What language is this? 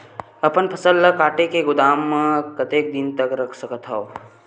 Chhattisgarhi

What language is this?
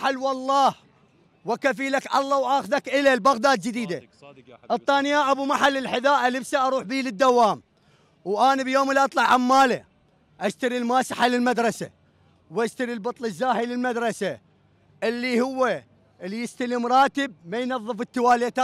Arabic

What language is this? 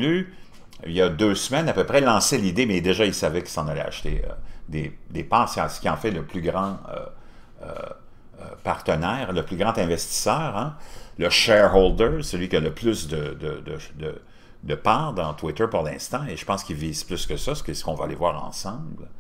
French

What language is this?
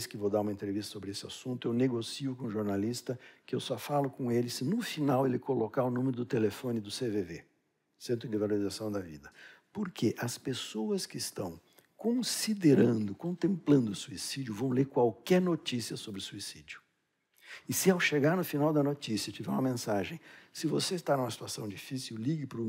Portuguese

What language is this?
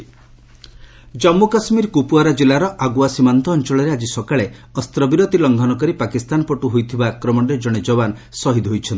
Odia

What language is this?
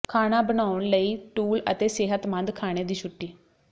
Punjabi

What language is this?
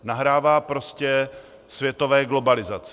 Czech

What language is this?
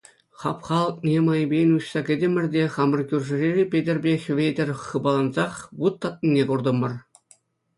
Chuvash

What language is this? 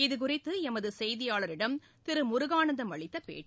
Tamil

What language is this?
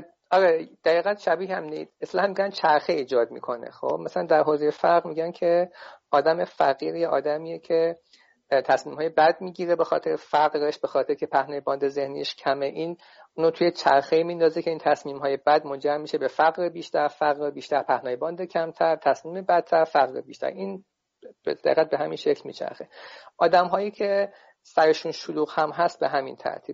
Persian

